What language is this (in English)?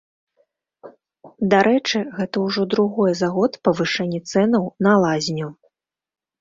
Belarusian